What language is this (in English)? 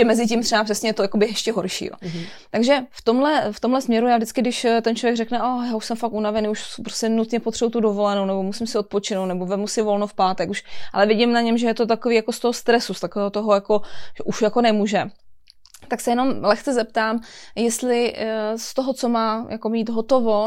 Czech